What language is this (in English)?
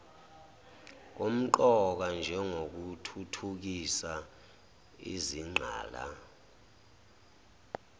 Zulu